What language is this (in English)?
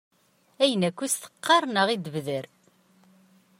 Kabyle